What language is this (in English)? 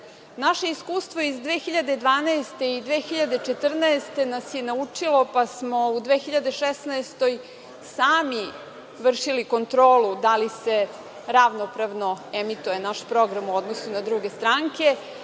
Serbian